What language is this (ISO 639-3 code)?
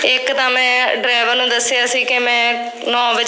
pan